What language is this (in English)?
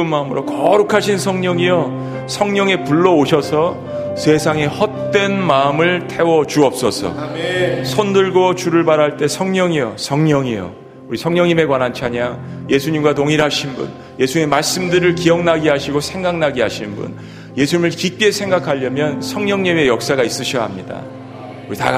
Korean